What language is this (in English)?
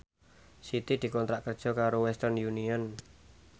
Javanese